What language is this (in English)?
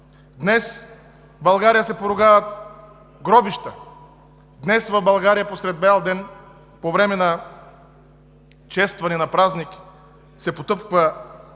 Bulgarian